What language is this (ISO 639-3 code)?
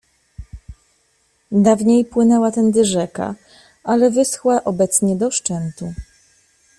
pol